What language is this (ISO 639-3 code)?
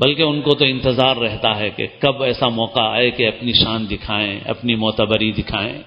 urd